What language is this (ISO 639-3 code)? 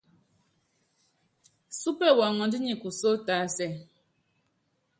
yav